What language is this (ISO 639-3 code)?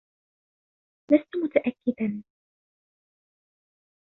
ara